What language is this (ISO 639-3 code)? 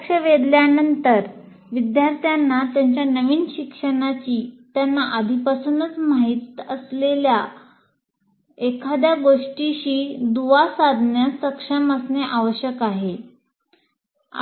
mar